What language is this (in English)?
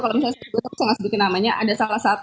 Indonesian